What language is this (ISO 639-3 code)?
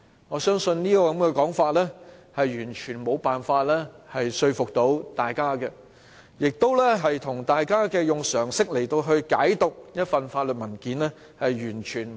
yue